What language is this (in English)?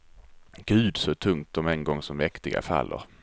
Swedish